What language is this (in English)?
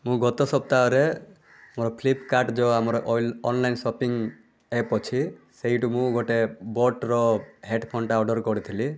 Odia